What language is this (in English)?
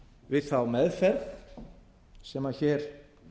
Icelandic